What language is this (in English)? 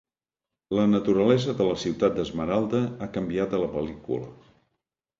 Catalan